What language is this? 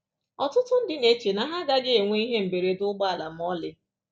Igbo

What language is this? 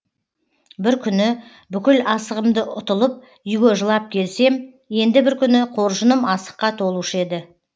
Kazakh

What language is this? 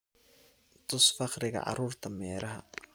Somali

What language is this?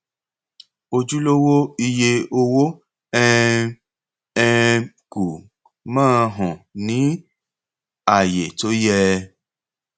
Yoruba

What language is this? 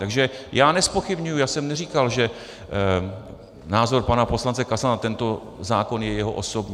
Czech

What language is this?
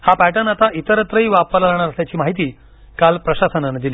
Marathi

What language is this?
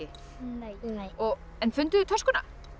Icelandic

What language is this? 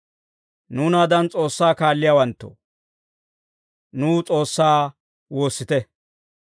Dawro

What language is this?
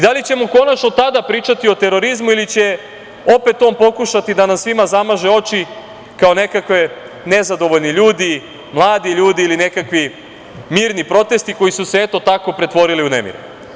Serbian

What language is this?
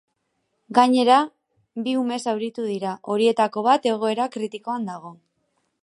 Basque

